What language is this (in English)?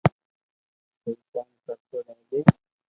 Loarki